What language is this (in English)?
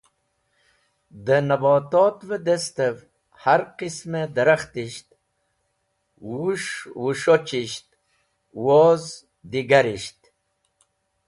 Wakhi